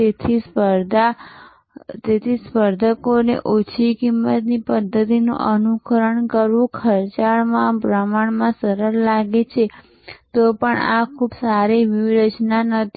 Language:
Gujarati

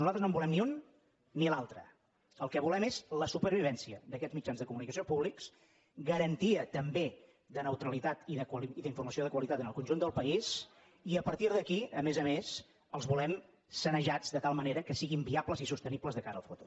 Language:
Catalan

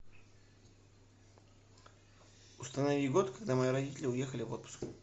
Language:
Russian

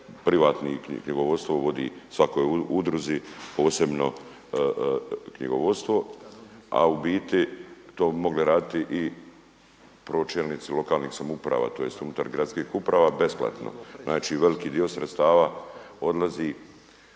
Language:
Croatian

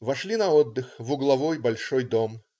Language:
Russian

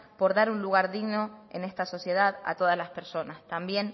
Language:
Spanish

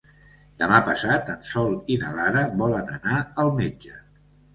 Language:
Catalan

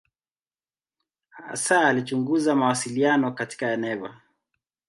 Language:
Swahili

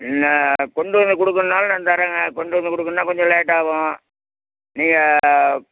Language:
Tamil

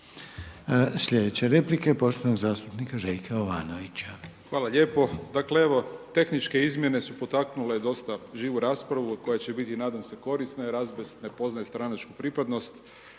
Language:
Croatian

